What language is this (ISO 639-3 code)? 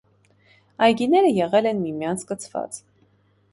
hye